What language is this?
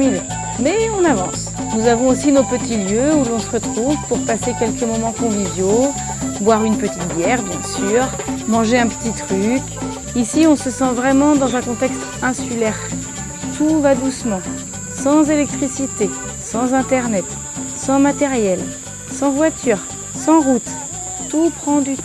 French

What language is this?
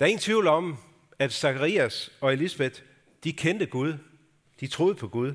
Danish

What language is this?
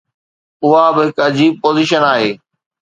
Sindhi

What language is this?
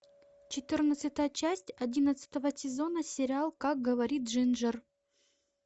Russian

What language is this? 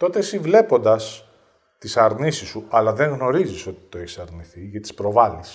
Greek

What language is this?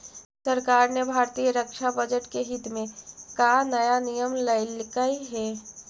Magahi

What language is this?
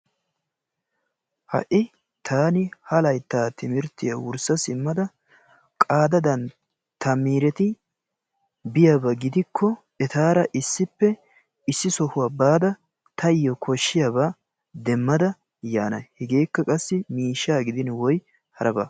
Wolaytta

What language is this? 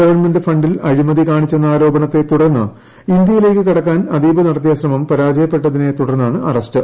Malayalam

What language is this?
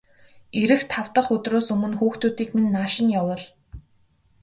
Mongolian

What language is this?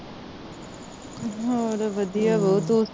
Punjabi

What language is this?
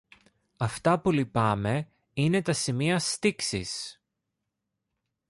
Greek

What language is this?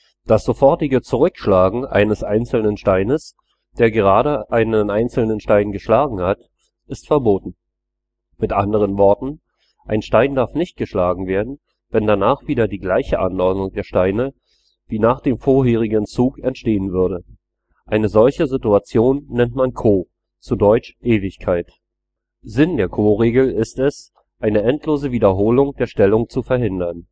German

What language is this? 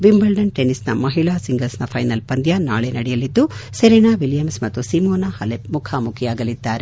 Kannada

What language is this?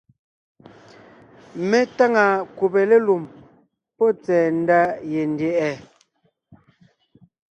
Ngiemboon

